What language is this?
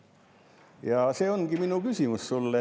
Estonian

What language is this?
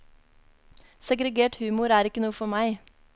Norwegian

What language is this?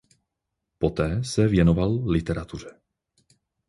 Czech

